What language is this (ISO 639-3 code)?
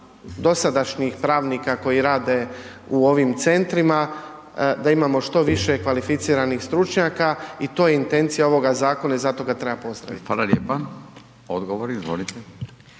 hrv